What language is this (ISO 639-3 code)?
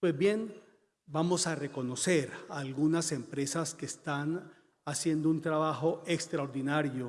spa